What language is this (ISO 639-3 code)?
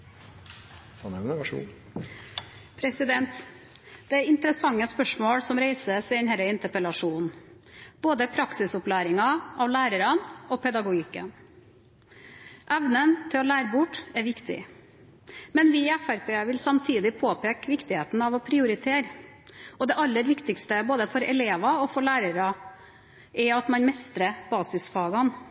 nob